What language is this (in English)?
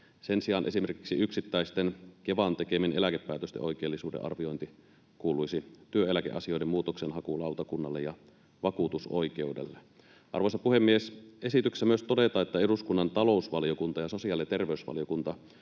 Finnish